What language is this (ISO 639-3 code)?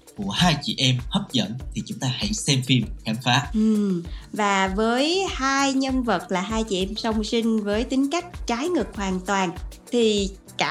vie